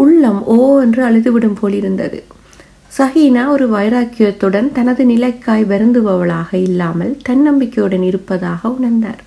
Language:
Tamil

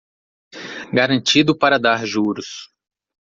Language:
Portuguese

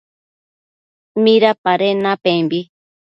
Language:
Matsés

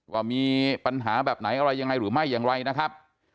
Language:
Thai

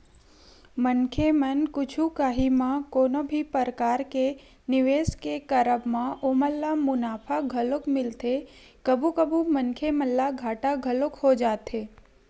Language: Chhattisgarhi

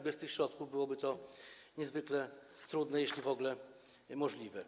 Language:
Polish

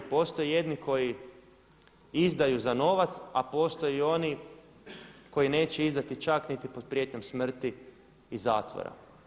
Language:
Croatian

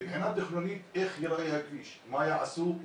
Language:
Hebrew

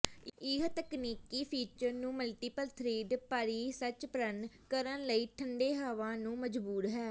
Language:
Punjabi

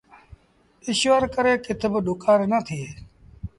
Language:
Sindhi Bhil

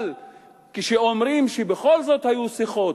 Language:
Hebrew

